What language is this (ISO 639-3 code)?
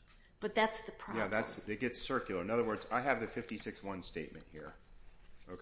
eng